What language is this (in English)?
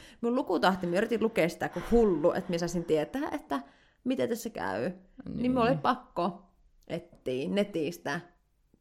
Finnish